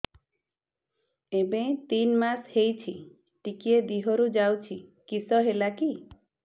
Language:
Odia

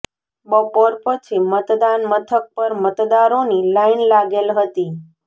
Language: Gujarati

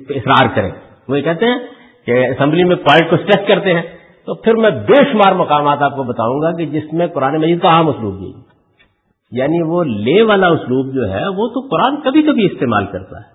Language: Urdu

